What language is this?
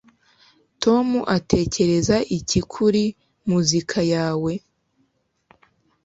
Kinyarwanda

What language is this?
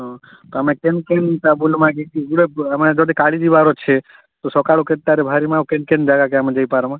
Odia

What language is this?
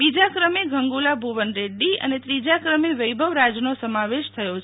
Gujarati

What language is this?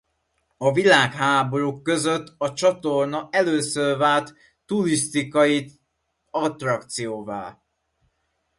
Hungarian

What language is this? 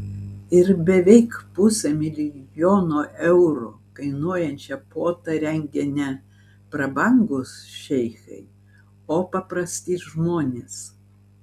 Lithuanian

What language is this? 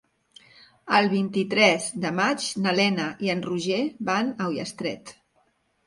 Catalan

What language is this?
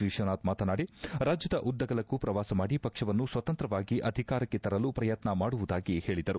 Kannada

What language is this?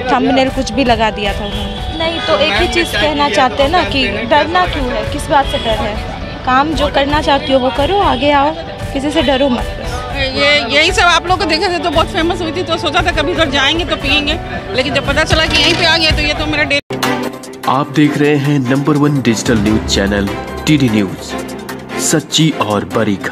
Hindi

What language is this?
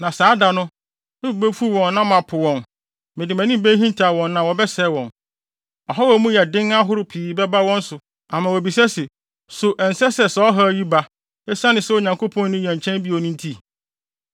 Akan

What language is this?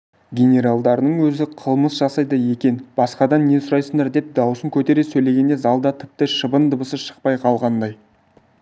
Kazakh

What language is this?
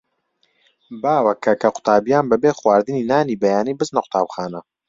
Central Kurdish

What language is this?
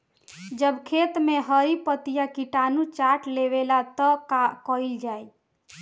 Bhojpuri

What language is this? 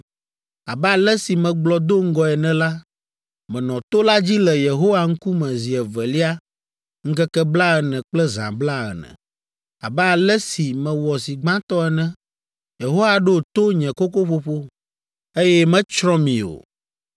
Ewe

